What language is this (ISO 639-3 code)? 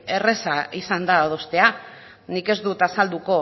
eus